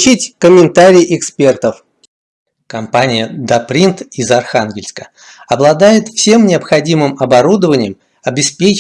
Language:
Russian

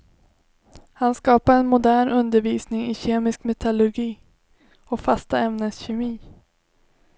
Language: Swedish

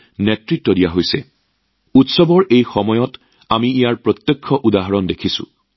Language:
Assamese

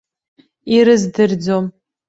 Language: Abkhazian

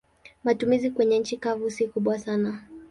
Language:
Swahili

